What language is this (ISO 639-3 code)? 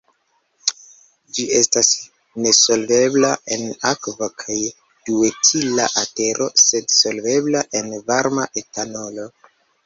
epo